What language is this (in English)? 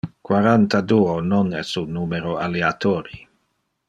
Interlingua